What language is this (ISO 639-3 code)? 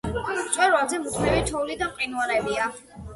kat